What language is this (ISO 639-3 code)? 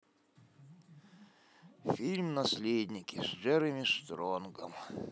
rus